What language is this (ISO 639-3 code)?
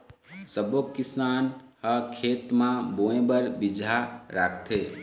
hne